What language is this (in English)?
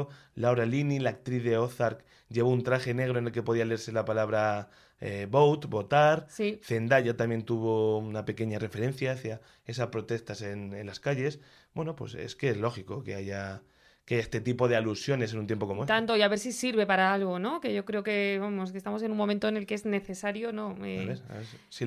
Spanish